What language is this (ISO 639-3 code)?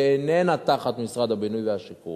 heb